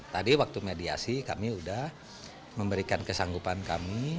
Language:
Indonesian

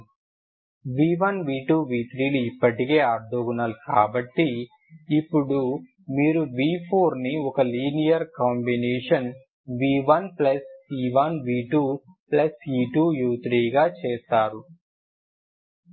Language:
Telugu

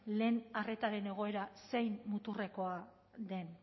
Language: Basque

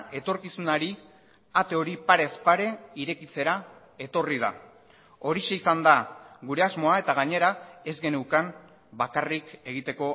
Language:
Basque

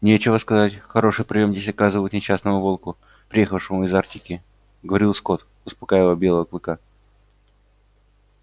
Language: Russian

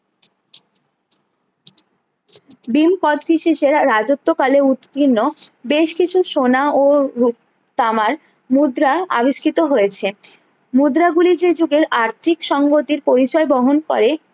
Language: Bangla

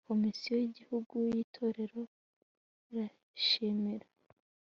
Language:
Kinyarwanda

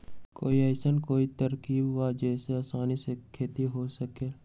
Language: Magahi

